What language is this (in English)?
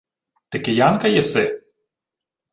Ukrainian